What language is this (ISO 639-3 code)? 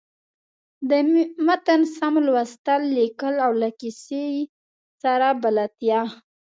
pus